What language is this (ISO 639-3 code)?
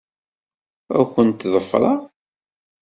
kab